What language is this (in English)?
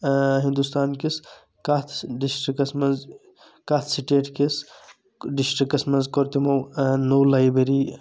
Kashmiri